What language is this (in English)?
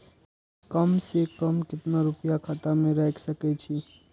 Maithili